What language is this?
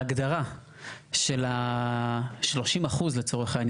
Hebrew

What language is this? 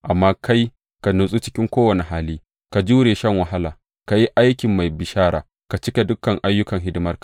Hausa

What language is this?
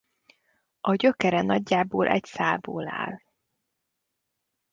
Hungarian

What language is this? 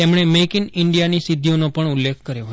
Gujarati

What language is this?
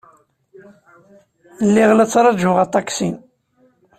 Kabyle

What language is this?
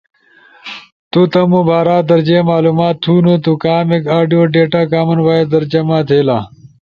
Ushojo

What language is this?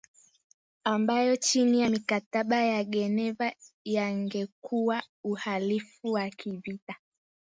Swahili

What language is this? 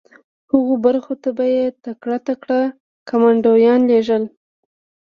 Pashto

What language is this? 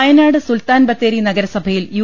Malayalam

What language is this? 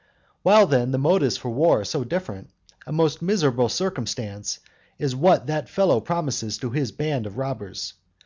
English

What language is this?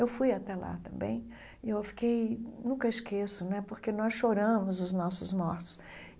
Portuguese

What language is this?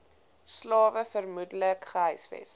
Afrikaans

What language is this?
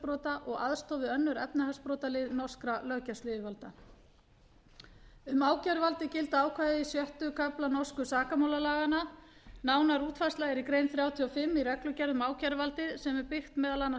Icelandic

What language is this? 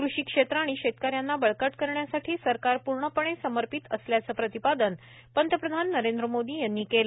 Marathi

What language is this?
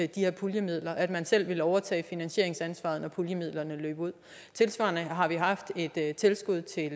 Danish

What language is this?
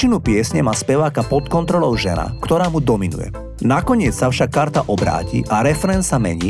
Slovak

